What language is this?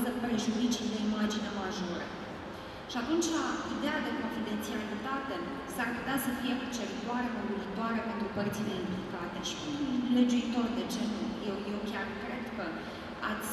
Romanian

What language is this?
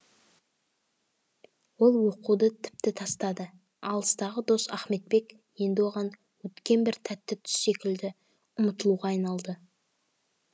Kazakh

